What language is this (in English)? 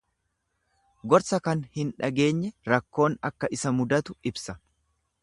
Oromo